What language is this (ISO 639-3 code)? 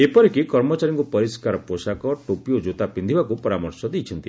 ori